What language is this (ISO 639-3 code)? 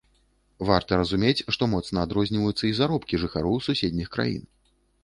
bel